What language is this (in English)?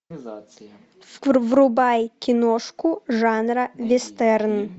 Russian